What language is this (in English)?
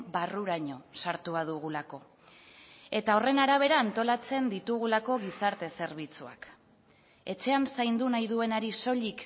Basque